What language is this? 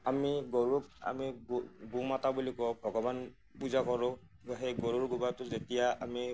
Assamese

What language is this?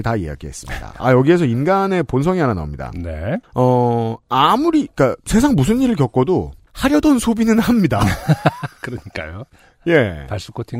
Korean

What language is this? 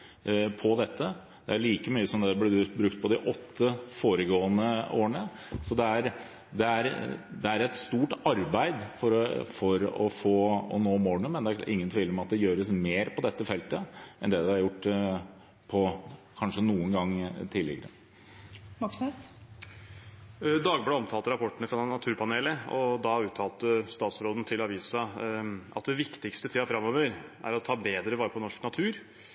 Norwegian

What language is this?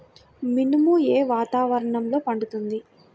Telugu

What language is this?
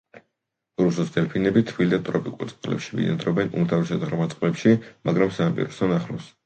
Georgian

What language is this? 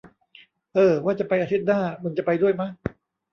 Thai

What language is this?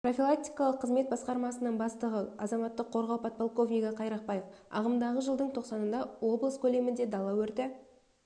Kazakh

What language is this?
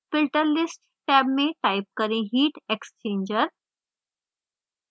Hindi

